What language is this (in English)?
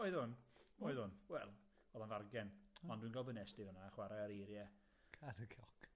Welsh